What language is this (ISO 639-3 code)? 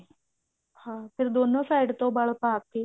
pan